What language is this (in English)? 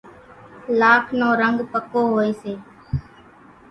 Kachi Koli